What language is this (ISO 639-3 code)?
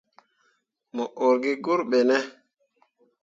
mua